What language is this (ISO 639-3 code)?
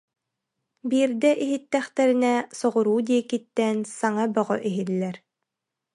sah